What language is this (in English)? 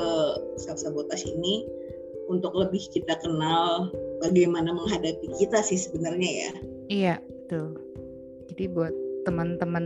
Indonesian